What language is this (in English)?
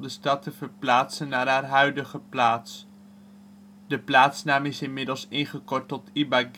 Dutch